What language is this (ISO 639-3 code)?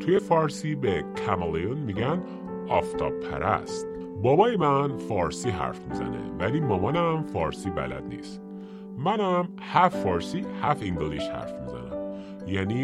fas